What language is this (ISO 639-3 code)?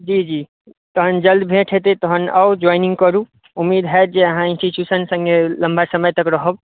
mai